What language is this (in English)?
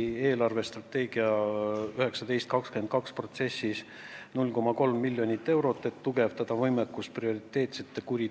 Estonian